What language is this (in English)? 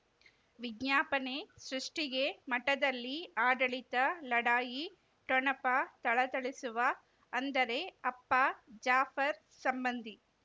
Kannada